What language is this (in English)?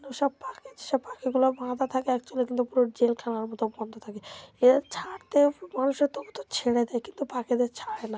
Bangla